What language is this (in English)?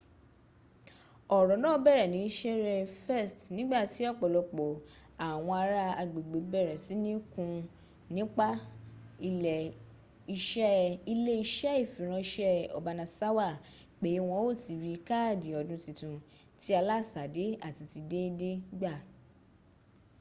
Yoruba